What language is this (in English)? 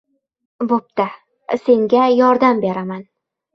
Uzbek